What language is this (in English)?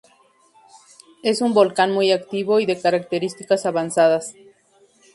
Spanish